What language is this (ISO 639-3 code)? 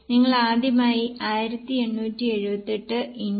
mal